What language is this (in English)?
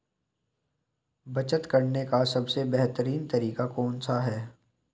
Hindi